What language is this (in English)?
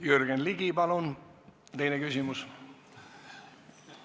Estonian